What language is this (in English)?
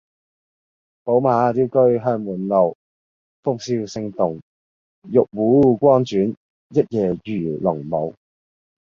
Cantonese